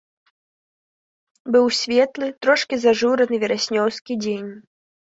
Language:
Belarusian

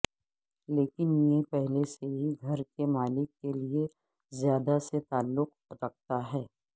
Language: Urdu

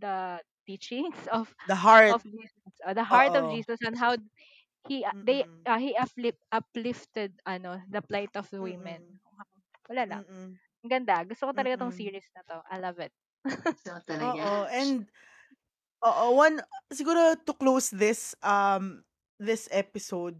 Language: Filipino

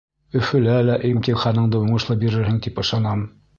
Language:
Bashkir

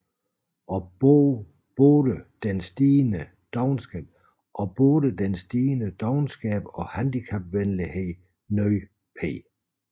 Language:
Danish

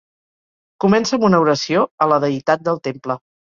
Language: Catalan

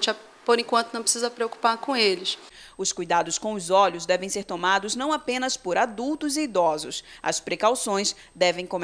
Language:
Portuguese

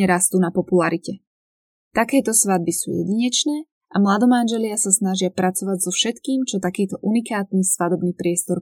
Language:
Slovak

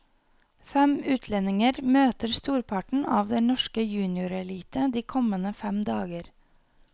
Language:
Norwegian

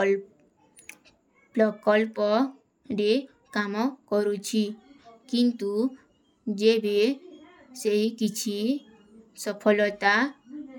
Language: Kui (India)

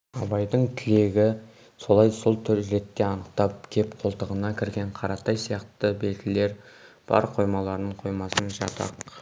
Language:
Kazakh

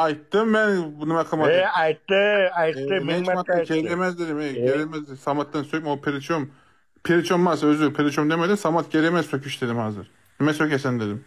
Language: Turkish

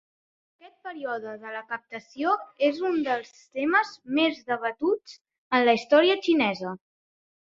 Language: Catalan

